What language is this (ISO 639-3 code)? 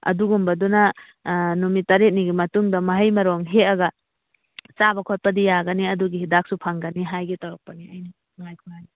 mni